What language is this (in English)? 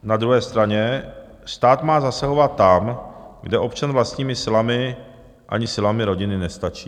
Czech